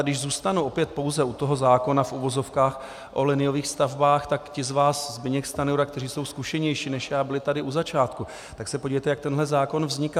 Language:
Czech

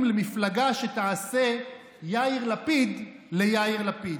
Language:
Hebrew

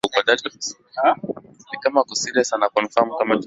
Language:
Swahili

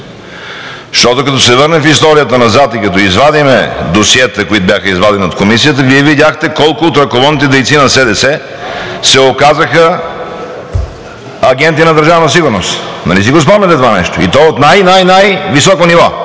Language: Bulgarian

